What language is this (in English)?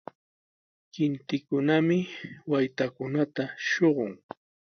Sihuas Ancash Quechua